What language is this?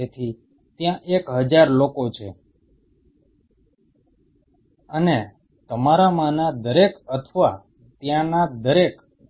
Gujarati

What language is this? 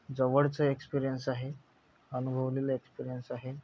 Marathi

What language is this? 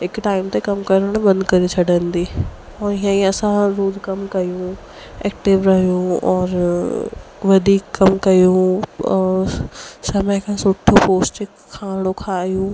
Sindhi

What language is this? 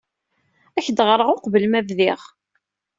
Kabyle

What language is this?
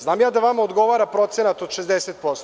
Serbian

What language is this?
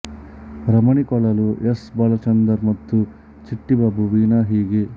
Kannada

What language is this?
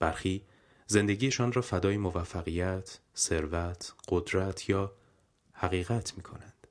Persian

